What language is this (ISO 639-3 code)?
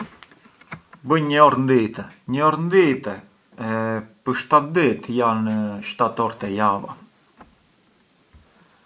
aae